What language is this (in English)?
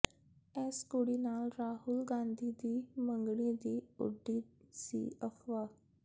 Punjabi